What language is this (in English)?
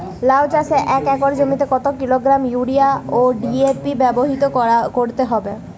Bangla